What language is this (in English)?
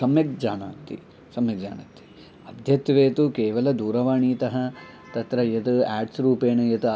Sanskrit